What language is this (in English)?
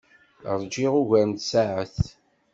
Kabyle